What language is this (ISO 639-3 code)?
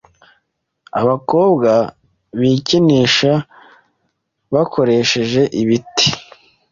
kin